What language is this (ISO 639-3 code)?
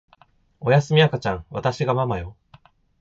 jpn